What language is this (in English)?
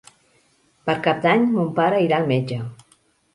Catalan